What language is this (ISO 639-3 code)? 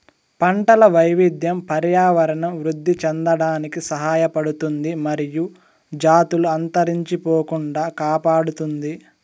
tel